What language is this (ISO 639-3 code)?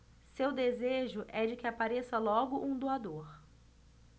por